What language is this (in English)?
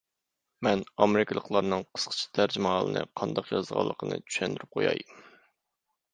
Uyghur